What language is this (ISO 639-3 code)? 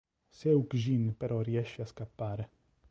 ita